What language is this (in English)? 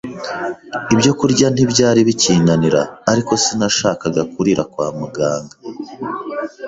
Kinyarwanda